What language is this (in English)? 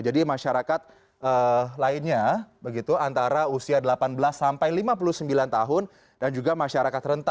Indonesian